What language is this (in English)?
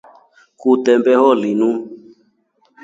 Rombo